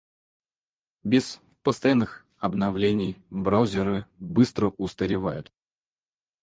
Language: Russian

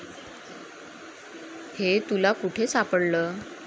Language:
Marathi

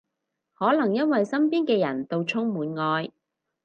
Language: Cantonese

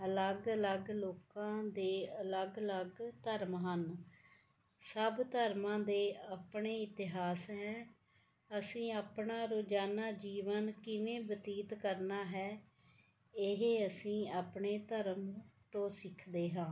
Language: Punjabi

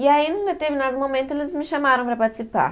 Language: Portuguese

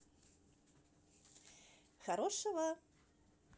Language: Russian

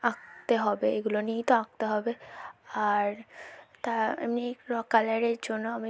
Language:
Bangla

